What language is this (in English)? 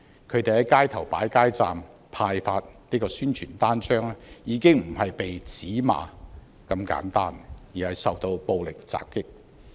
Cantonese